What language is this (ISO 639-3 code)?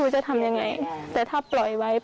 tha